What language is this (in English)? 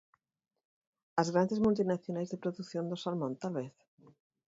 Galician